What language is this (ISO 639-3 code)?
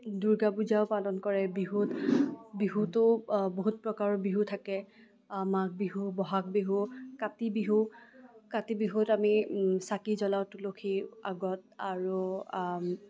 asm